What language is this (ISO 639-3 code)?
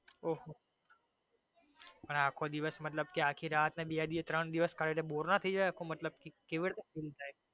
guj